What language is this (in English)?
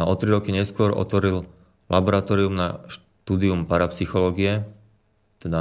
Slovak